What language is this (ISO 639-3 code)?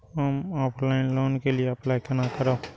mai